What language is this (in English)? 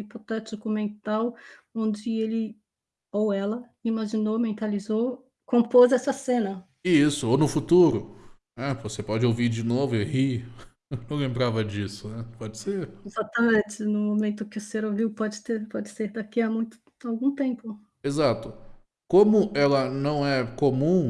Portuguese